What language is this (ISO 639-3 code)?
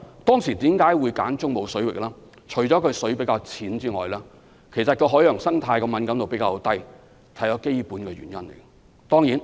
yue